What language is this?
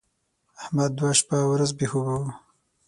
Pashto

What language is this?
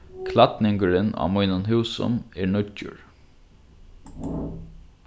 Faroese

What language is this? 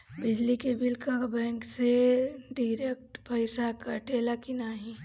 Bhojpuri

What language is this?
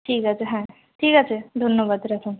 Bangla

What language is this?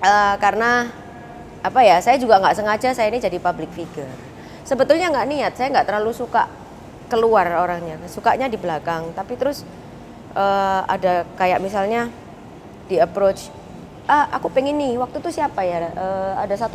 Indonesian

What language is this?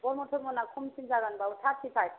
Bodo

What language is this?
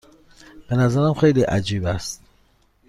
Persian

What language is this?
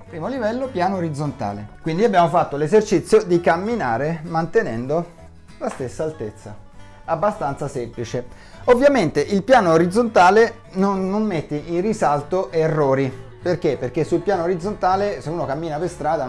Italian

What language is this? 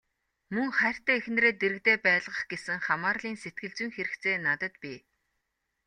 Mongolian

